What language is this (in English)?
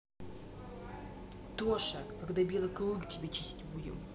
Russian